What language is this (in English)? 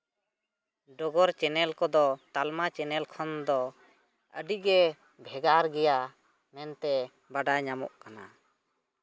Santali